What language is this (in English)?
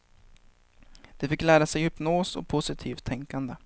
Swedish